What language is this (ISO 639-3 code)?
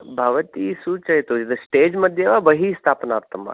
san